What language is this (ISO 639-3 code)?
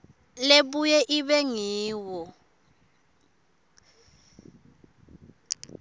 ssw